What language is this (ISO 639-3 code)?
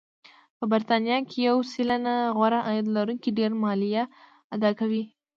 pus